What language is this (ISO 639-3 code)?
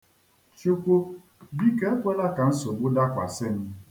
ibo